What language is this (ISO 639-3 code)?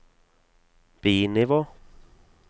nor